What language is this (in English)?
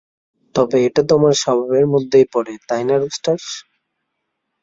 Bangla